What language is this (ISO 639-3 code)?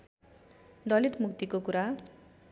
nep